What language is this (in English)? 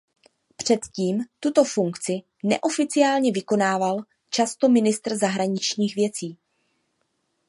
Czech